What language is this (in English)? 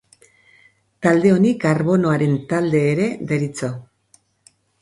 Basque